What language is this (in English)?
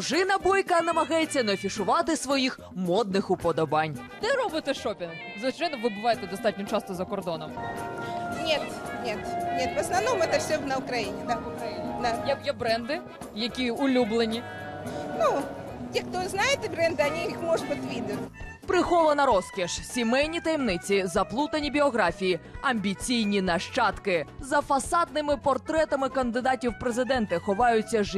Ukrainian